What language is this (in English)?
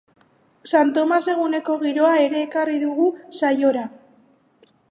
Basque